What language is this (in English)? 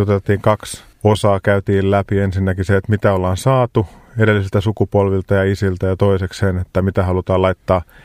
Finnish